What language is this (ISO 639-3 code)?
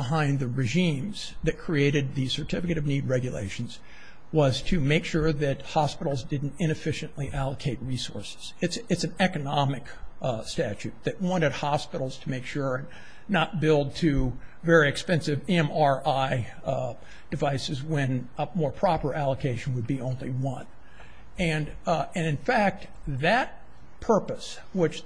eng